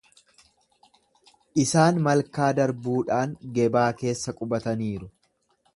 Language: Oromo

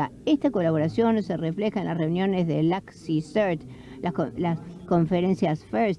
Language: Spanish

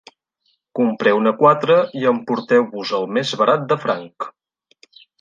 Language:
Catalan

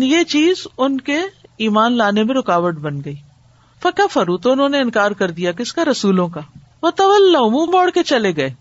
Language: Urdu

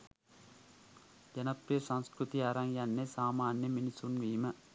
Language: Sinhala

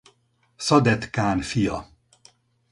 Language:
Hungarian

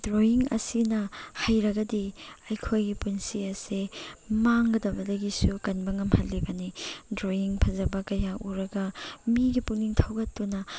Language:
Manipuri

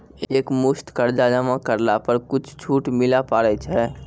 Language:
Maithili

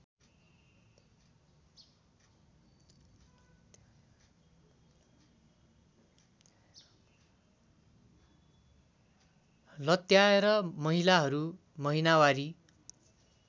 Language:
Nepali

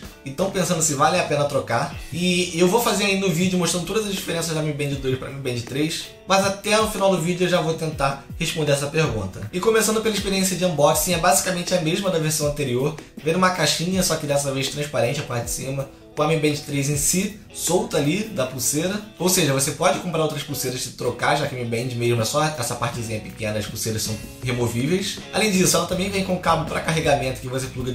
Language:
Portuguese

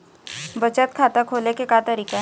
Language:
Chhattisgarhi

